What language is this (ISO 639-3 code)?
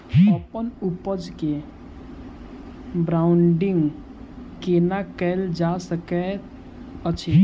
mai